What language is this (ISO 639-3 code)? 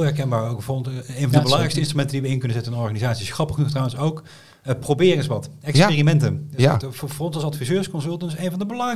nld